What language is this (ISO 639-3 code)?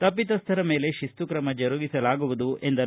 kan